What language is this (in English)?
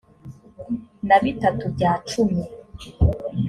Kinyarwanda